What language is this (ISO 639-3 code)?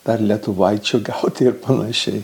lit